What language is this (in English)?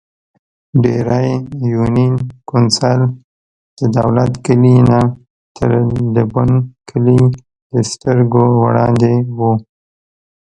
Pashto